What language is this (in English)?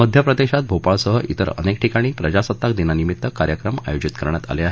Marathi